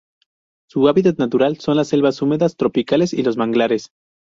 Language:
Spanish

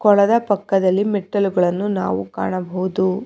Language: Kannada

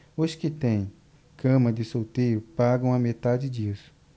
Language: Portuguese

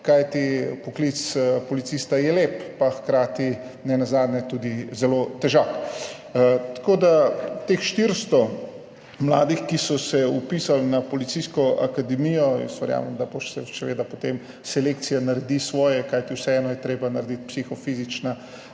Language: Slovenian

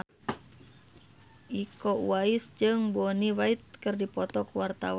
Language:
Sundanese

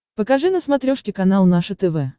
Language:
Russian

